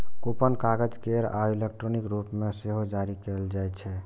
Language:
Maithili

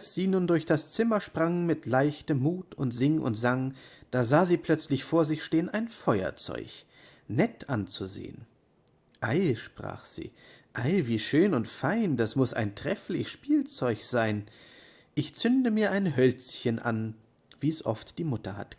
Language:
German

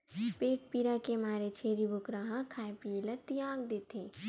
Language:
Chhattisgarhi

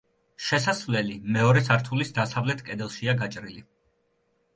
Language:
Georgian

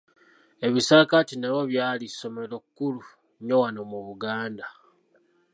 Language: Ganda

